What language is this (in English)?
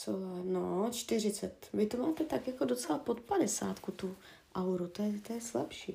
Czech